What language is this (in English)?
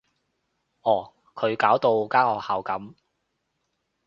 Cantonese